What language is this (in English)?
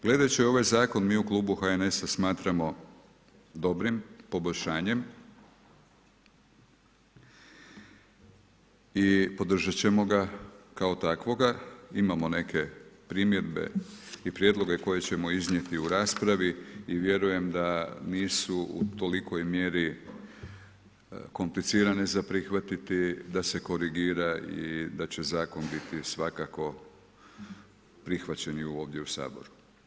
Croatian